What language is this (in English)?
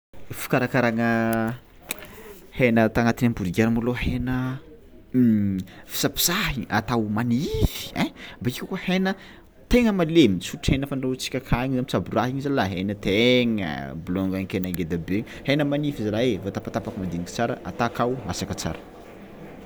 Tsimihety Malagasy